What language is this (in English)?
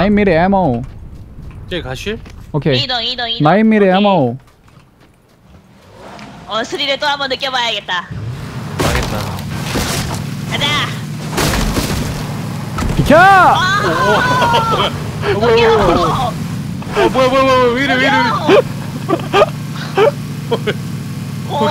Korean